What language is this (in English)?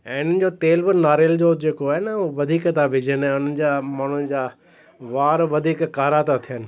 Sindhi